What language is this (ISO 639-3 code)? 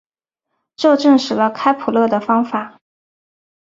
zho